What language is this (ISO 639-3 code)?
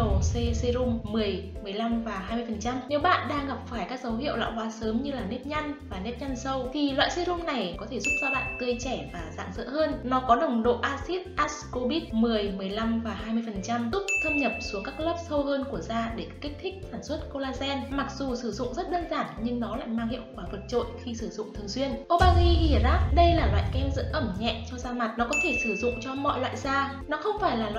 vie